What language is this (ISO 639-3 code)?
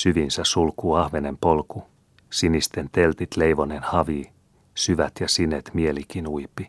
fin